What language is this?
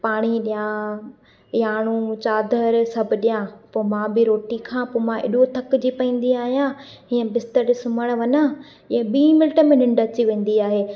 Sindhi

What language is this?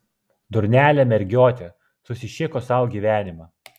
Lithuanian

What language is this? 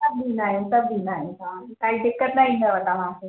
Sindhi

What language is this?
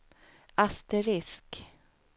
Swedish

